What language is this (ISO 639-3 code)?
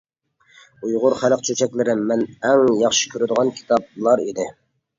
uig